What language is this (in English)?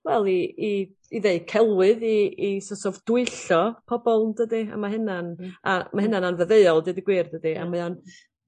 Welsh